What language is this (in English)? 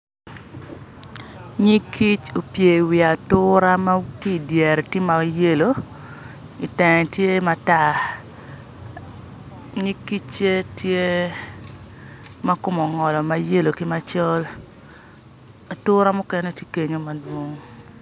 Acoli